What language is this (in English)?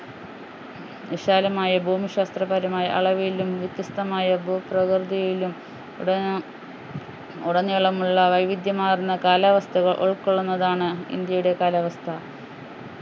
Malayalam